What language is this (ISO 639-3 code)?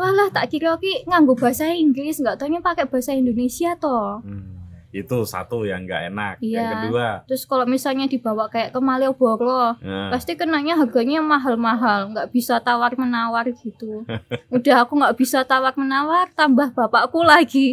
ind